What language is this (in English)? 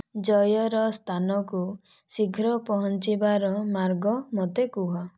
Odia